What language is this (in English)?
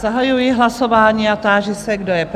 Czech